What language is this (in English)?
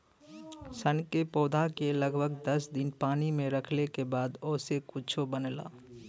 Bhojpuri